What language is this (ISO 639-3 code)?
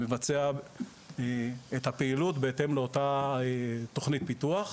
heb